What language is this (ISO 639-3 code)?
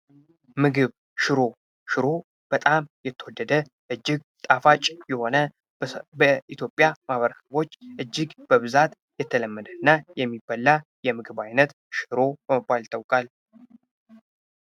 amh